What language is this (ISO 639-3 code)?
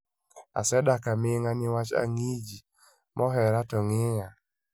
luo